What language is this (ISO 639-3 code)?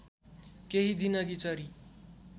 nep